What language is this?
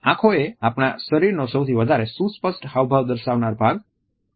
Gujarati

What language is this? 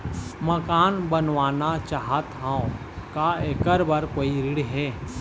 Chhattisgarhi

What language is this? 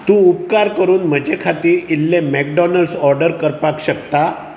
Konkani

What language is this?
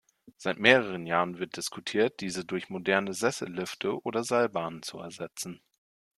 German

